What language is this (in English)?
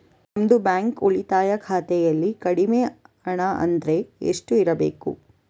Kannada